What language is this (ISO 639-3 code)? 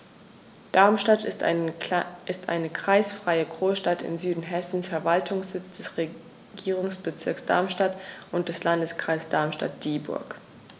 deu